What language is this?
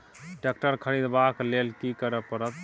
Maithili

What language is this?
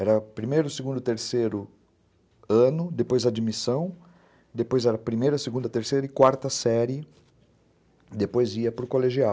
Portuguese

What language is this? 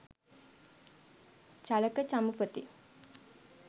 Sinhala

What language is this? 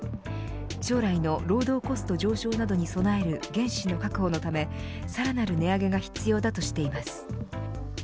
Japanese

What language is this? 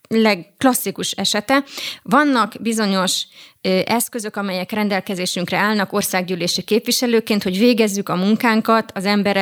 Hungarian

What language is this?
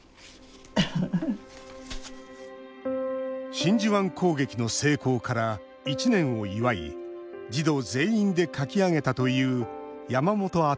Japanese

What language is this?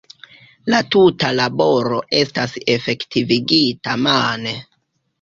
Esperanto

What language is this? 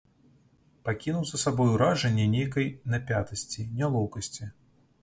Belarusian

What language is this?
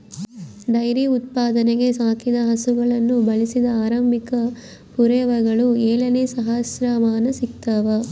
Kannada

